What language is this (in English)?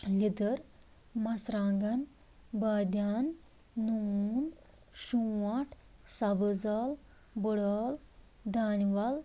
Kashmiri